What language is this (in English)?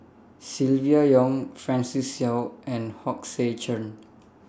English